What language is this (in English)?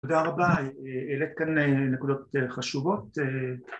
Hebrew